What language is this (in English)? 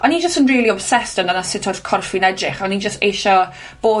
Welsh